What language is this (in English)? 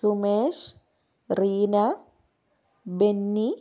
Malayalam